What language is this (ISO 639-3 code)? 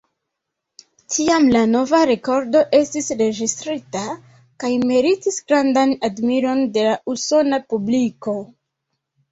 epo